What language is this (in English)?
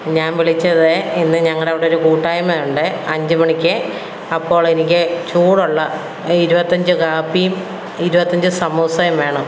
Malayalam